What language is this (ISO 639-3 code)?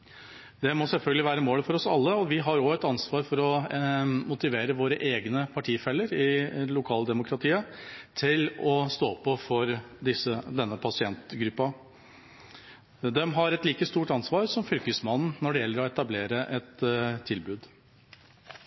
nob